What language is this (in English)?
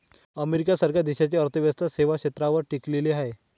Marathi